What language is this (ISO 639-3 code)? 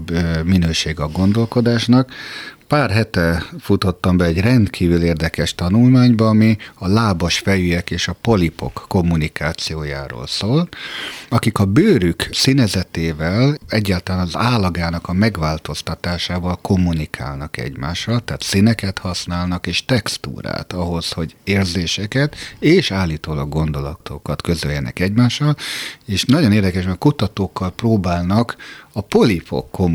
hun